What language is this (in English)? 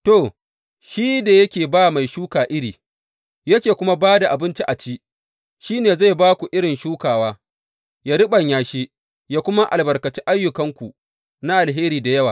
Hausa